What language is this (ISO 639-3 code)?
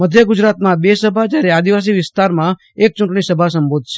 guj